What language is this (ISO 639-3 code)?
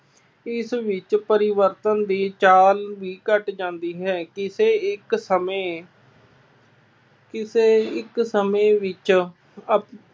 pan